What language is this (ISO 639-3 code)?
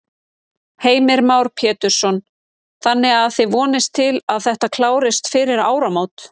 isl